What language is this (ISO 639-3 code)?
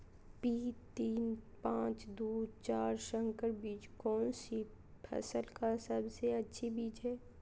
mag